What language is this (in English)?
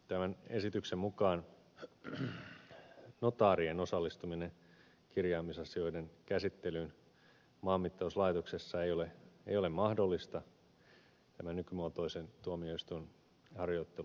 Finnish